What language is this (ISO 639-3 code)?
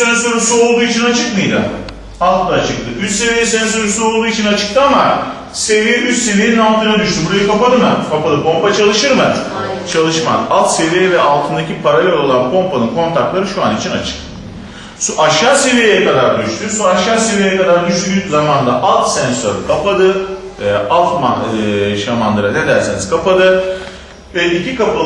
tur